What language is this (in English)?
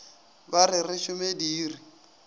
Northern Sotho